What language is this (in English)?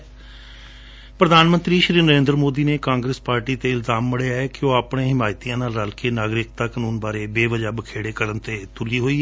Punjabi